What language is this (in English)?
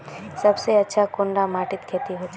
Magahi